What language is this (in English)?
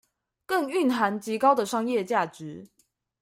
Chinese